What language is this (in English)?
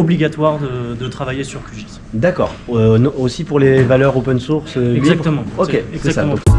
French